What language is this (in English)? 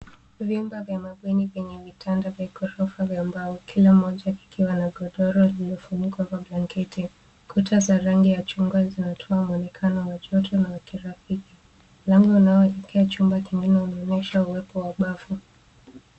Swahili